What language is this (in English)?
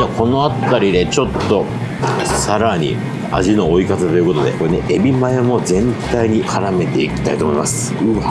Japanese